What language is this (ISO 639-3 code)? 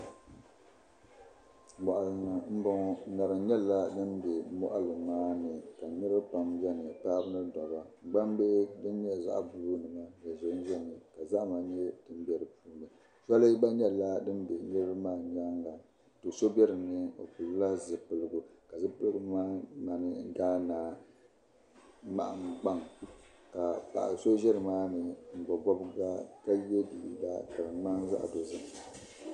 dag